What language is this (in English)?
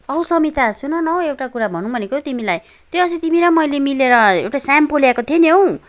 Nepali